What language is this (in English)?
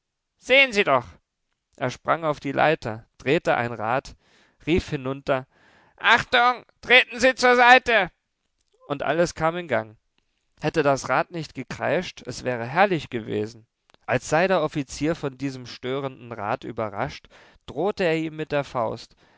German